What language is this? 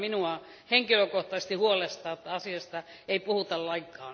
Finnish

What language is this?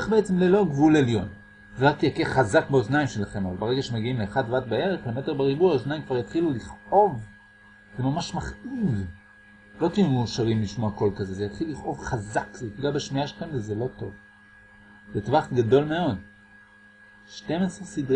Hebrew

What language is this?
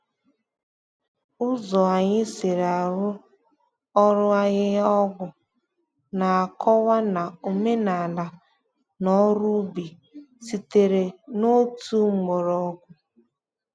Igbo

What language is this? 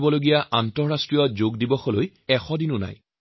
Assamese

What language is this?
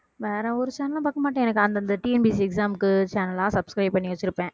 Tamil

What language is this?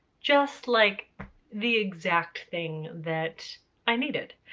English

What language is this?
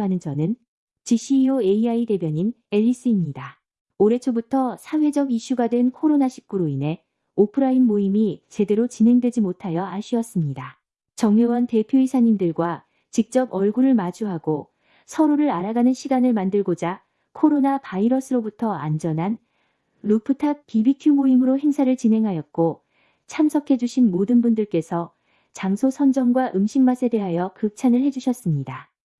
Korean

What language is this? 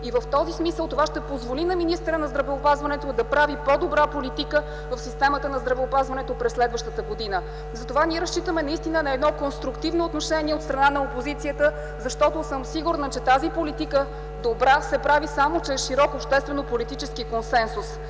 Bulgarian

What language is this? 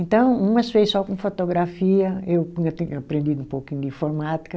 Portuguese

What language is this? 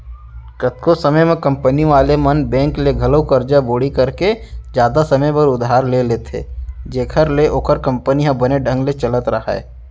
Chhattisgarhi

